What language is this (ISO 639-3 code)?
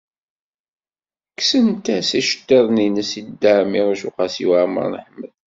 kab